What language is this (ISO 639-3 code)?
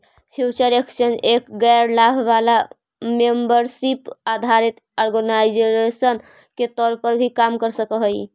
mag